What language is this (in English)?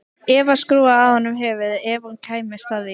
Icelandic